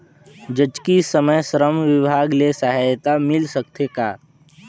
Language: Chhattisgarhi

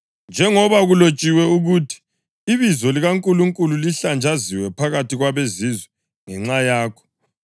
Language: North Ndebele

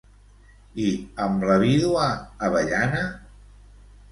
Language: Catalan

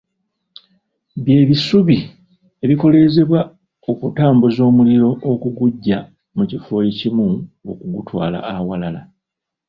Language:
Ganda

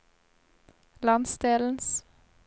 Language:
Norwegian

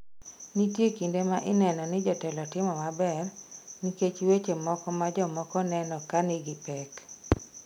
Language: Luo (Kenya and Tanzania)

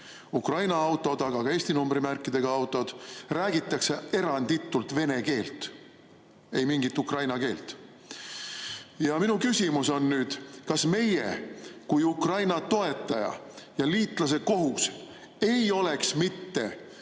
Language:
Estonian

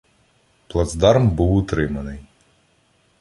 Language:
Ukrainian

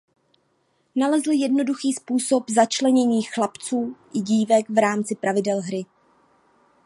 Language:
Czech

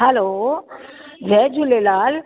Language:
Sindhi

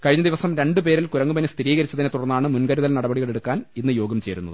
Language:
Malayalam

